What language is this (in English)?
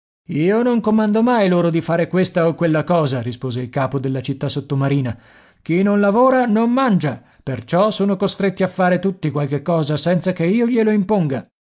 Italian